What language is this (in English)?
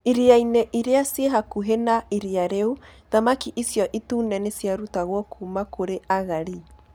Kikuyu